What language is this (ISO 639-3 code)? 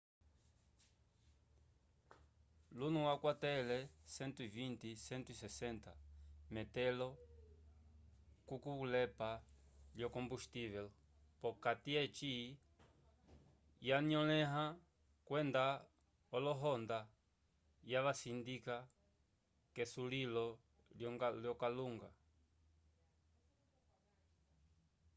umb